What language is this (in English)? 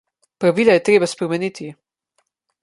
Slovenian